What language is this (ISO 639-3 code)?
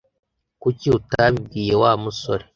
kin